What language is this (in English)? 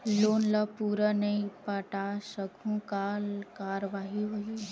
Chhattisgarhi